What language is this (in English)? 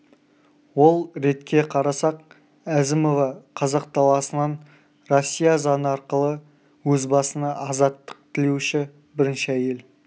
Kazakh